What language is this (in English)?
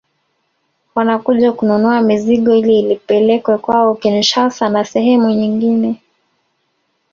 Swahili